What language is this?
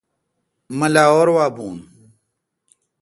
Kalkoti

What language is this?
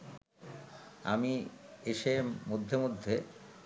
Bangla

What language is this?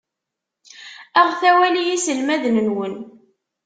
Kabyle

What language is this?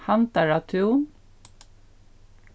Faroese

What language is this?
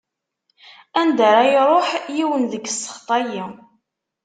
Kabyle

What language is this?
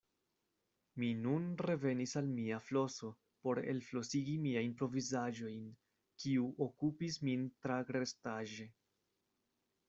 Esperanto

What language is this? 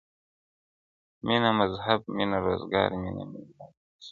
Pashto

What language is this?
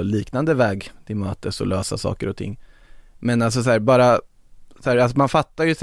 Swedish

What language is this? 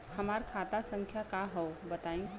Bhojpuri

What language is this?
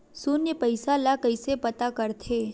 Chhattisgarhi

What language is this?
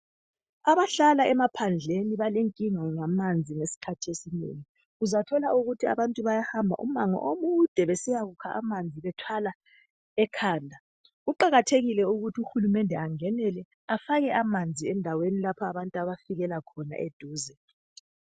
North Ndebele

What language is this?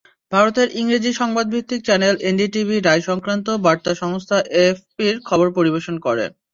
Bangla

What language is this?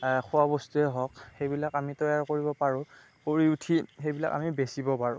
Assamese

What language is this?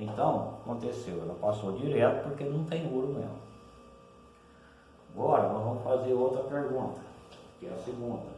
Portuguese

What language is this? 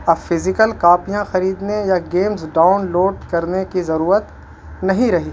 Urdu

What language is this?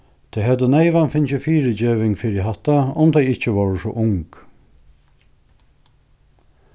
Faroese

